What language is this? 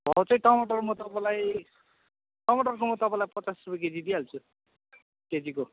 Nepali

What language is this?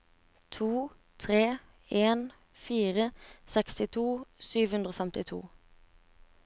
Norwegian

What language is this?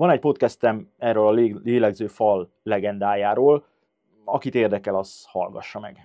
Hungarian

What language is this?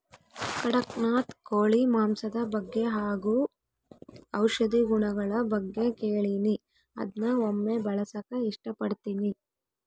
Kannada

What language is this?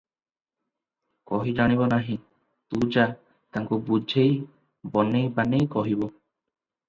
Odia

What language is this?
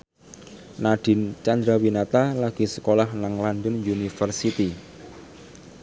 Javanese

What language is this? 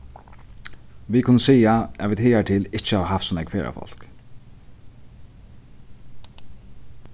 Faroese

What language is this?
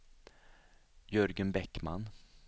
Swedish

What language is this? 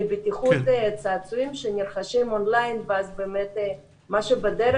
Hebrew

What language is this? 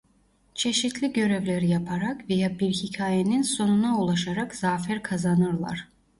Turkish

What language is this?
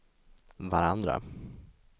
Swedish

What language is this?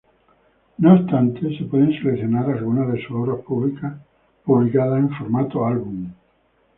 Spanish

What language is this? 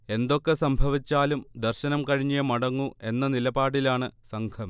Malayalam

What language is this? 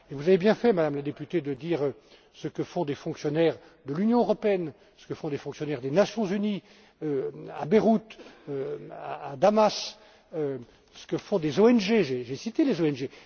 French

